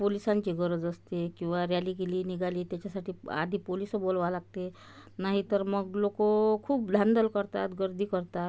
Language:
Marathi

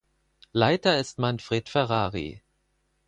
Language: German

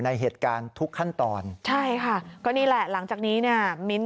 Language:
Thai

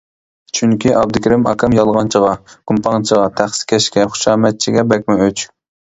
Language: Uyghur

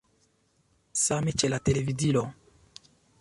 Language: Esperanto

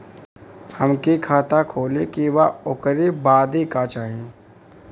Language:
Bhojpuri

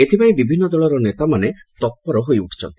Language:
Odia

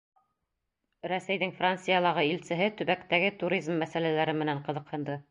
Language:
Bashkir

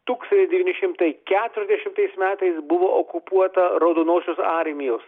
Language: Lithuanian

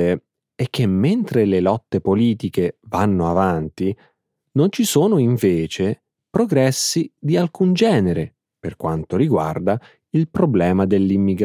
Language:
Italian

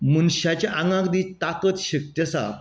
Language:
Konkani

